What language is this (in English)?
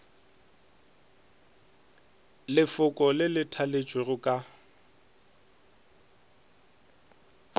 Northern Sotho